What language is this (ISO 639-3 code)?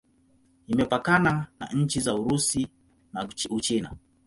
swa